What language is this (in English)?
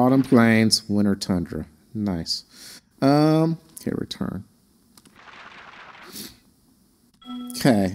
English